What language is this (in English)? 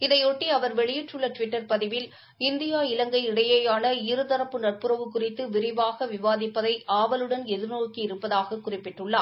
Tamil